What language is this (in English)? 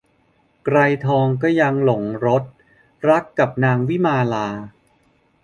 Thai